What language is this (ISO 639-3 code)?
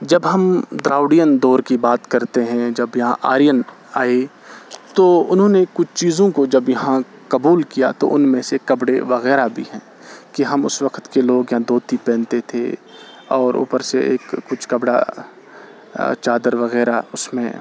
urd